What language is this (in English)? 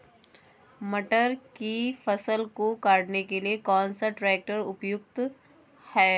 Hindi